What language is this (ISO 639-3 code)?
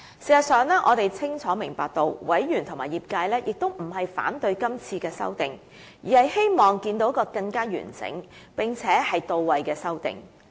yue